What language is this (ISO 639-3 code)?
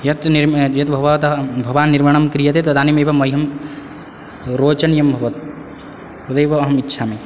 san